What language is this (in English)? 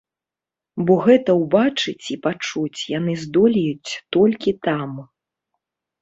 Belarusian